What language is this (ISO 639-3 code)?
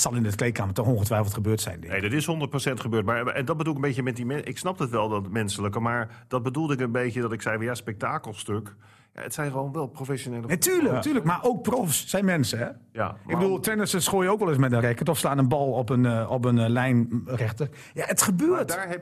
nld